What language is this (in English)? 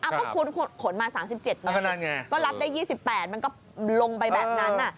Thai